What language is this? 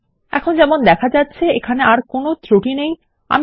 Bangla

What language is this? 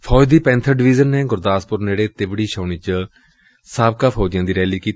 Punjabi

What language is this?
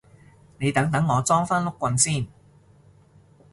Cantonese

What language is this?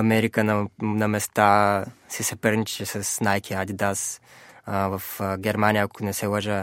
Bulgarian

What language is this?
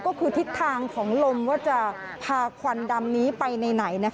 Thai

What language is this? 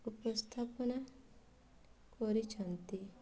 Odia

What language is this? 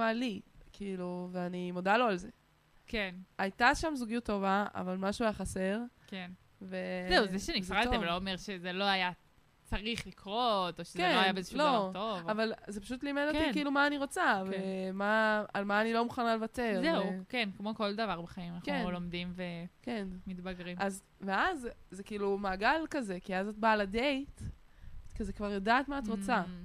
Hebrew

